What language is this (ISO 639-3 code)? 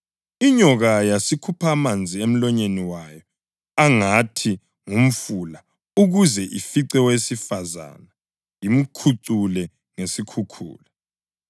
nde